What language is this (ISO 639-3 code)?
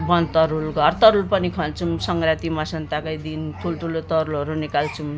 nep